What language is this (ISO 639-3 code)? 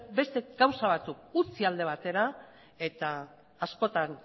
eus